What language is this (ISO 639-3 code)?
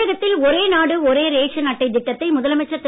tam